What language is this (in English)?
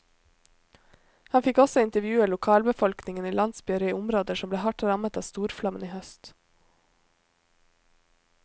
Norwegian